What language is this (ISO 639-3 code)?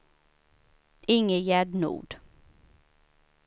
swe